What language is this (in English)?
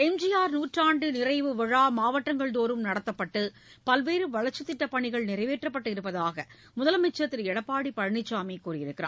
Tamil